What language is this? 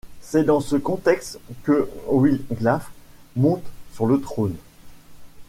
French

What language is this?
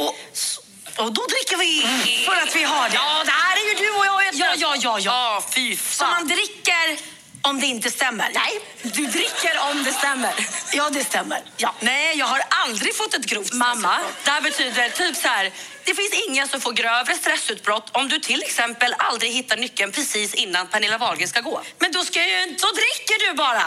Swedish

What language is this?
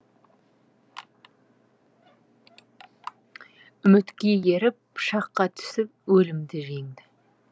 Kazakh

